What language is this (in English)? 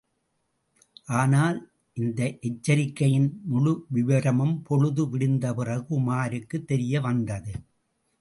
Tamil